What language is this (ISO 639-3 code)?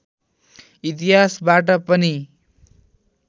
nep